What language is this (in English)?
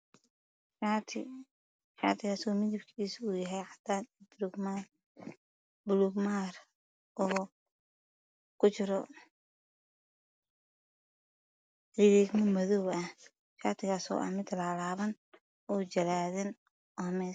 Somali